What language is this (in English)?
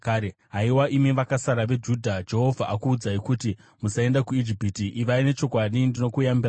Shona